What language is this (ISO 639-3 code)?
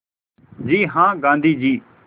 hin